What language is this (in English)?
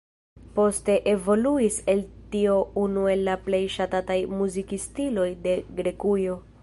Esperanto